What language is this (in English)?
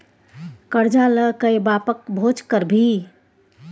Maithili